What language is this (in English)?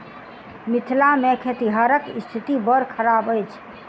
Maithili